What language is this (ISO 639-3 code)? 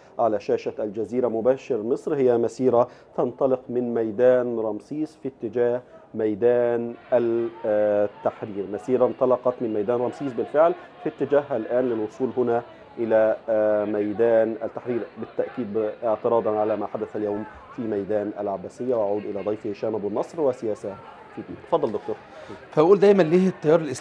ara